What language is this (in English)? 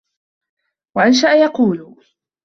Arabic